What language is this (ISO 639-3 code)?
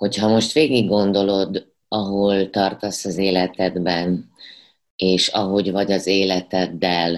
hun